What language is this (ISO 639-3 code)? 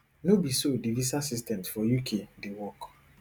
pcm